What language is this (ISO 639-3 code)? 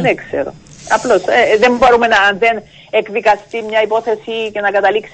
ell